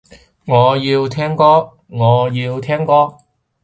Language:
Cantonese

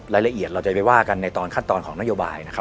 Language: Thai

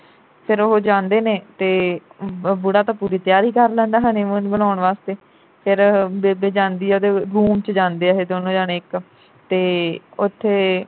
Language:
Punjabi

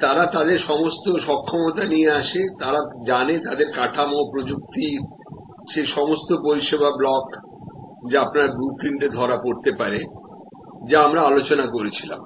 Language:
Bangla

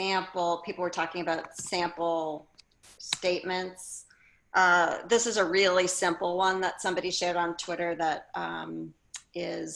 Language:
English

